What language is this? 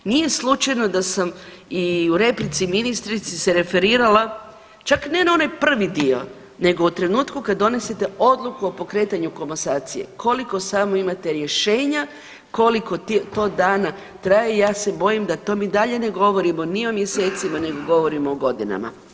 Croatian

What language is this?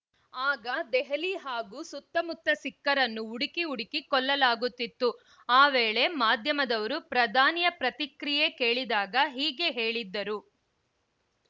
Kannada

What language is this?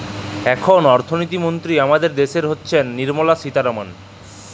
Bangla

